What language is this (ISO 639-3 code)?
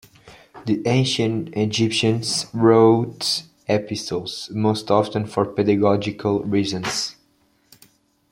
eng